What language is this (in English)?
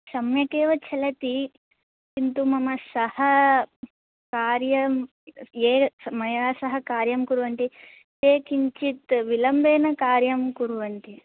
Sanskrit